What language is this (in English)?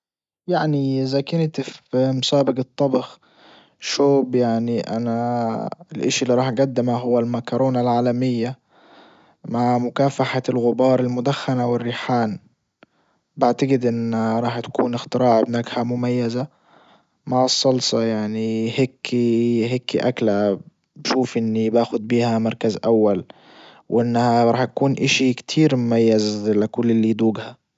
Libyan Arabic